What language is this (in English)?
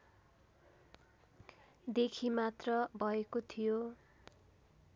Nepali